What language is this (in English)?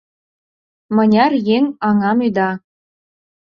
Mari